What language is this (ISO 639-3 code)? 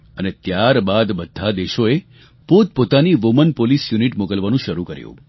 guj